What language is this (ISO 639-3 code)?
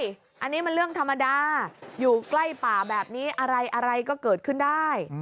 tha